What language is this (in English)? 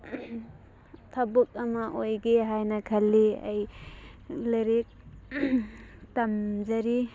Manipuri